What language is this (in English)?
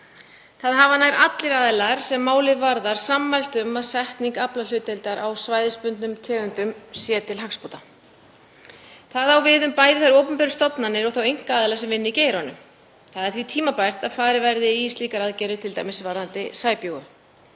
Icelandic